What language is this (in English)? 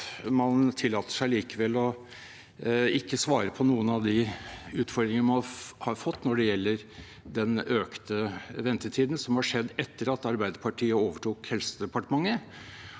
Norwegian